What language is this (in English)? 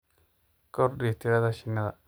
Somali